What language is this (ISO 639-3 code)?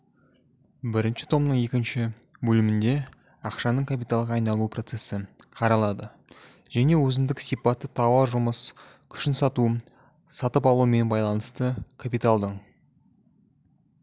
kaz